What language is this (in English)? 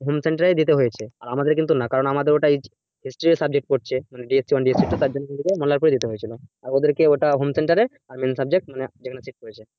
Bangla